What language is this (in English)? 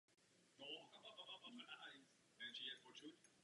Czech